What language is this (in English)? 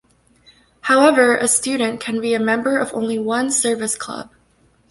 English